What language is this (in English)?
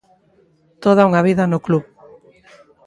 Galician